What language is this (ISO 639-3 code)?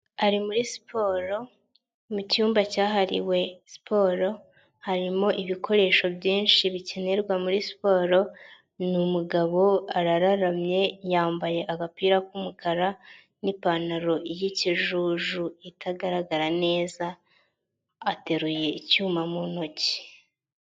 kin